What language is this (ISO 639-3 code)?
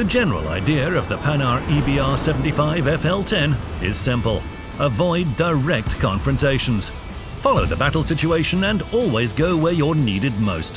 eng